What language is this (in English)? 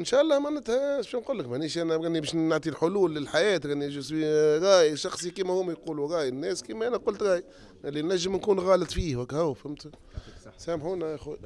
Arabic